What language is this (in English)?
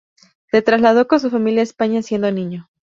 Spanish